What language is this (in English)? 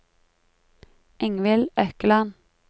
Norwegian